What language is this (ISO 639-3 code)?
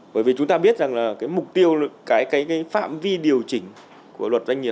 vie